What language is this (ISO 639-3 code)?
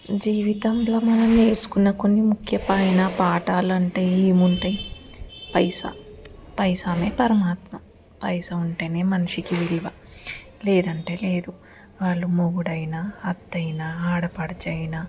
tel